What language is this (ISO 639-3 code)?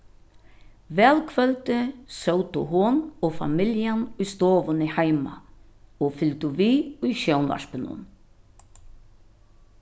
fao